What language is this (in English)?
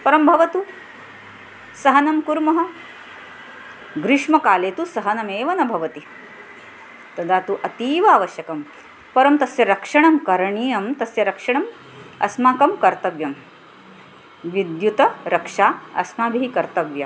Sanskrit